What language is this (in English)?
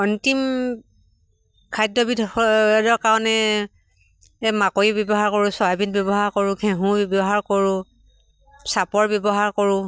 Assamese